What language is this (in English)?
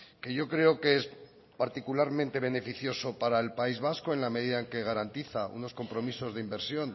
Spanish